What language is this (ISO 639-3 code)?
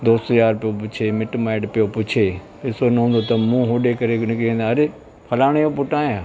snd